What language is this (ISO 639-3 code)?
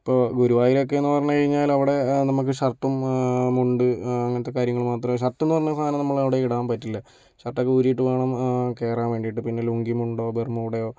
mal